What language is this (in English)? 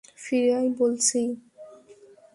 Bangla